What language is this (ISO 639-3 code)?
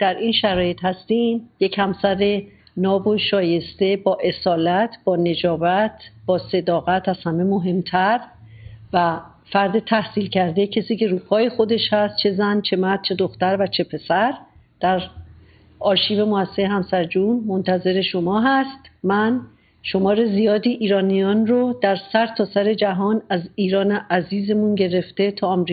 fas